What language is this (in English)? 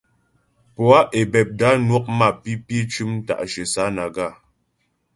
Ghomala